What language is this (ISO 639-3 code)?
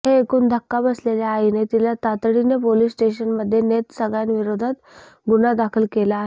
mar